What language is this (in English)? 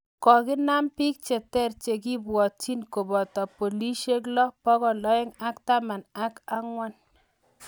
Kalenjin